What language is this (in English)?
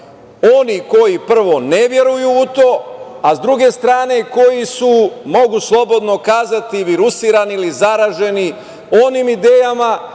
Serbian